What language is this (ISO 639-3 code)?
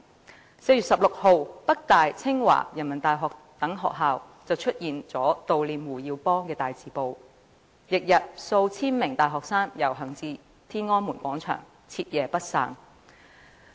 yue